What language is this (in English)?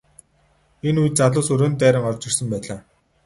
Mongolian